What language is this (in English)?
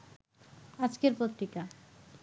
Bangla